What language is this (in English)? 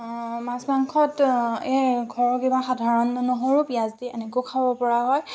Assamese